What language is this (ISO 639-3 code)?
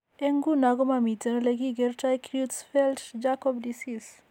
kln